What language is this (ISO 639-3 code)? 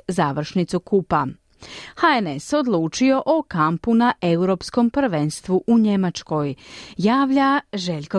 hrv